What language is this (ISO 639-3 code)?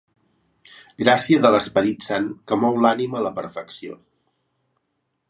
cat